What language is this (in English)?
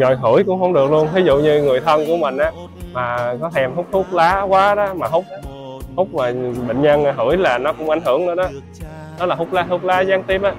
Vietnamese